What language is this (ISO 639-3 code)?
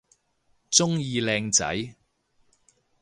yue